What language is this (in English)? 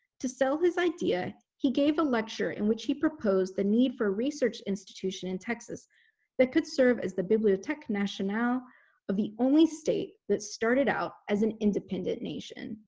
English